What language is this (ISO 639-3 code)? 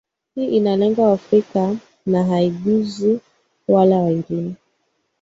swa